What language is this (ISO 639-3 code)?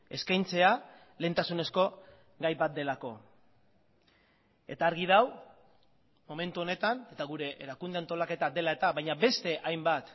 eus